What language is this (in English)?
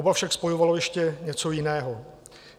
Czech